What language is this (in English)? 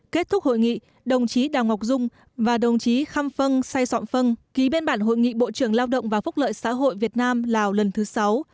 Vietnamese